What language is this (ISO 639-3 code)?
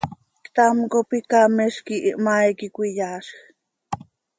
sei